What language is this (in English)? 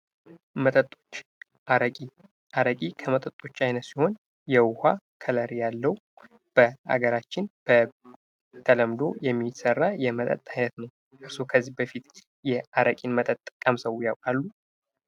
Amharic